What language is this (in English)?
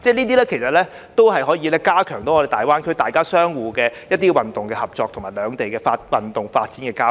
Cantonese